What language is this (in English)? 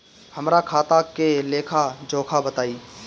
Bhojpuri